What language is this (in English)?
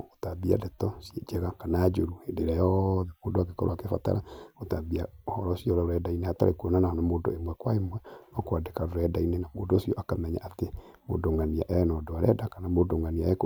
Kikuyu